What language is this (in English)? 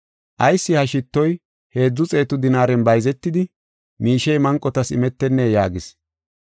Gofa